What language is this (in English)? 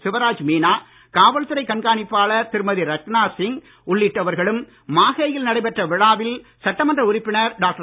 Tamil